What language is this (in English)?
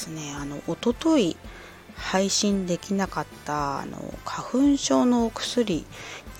Japanese